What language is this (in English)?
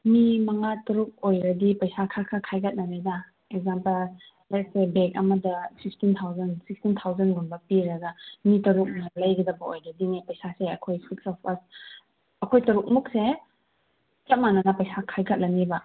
Manipuri